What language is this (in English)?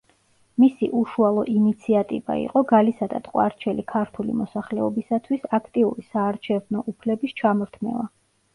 Georgian